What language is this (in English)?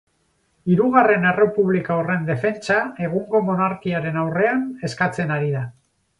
Basque